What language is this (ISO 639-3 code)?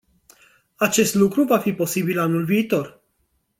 ron